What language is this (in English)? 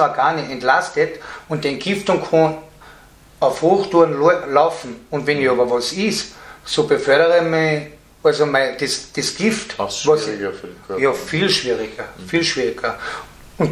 German